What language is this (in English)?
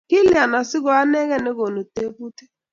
Kalenjin